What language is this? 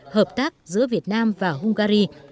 Vietnamese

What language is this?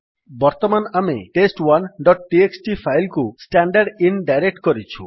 Odia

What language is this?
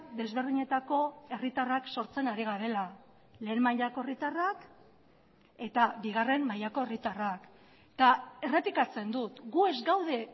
Basque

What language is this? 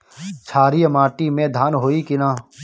Bhojpuri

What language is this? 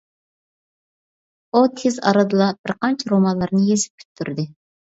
Uyghur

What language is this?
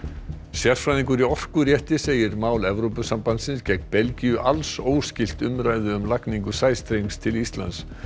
Icelandic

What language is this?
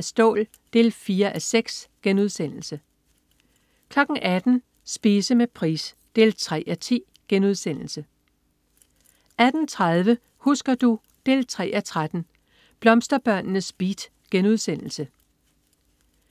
Danish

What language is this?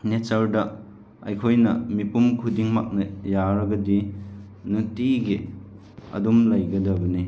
Manipuri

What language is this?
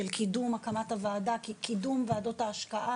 Hebrew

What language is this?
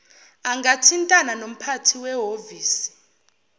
Zulu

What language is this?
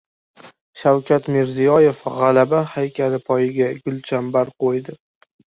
Uzbek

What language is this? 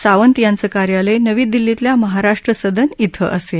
Marathi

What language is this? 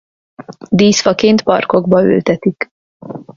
Hungarian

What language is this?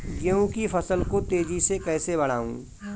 Hindi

